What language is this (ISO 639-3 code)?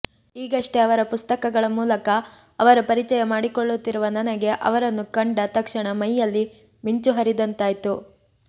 kan